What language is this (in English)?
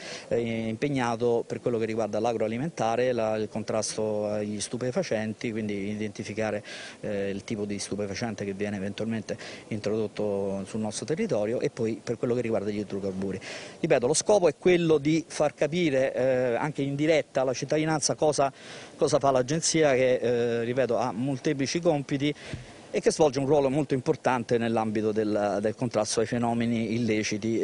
Italian